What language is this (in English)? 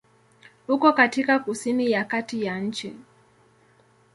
Swahili